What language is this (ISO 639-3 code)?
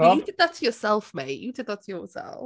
eng